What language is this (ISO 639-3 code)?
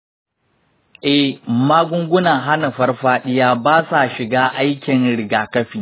hau